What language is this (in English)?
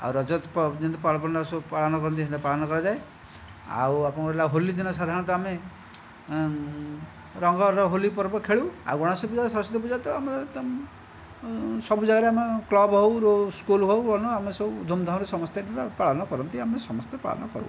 Odia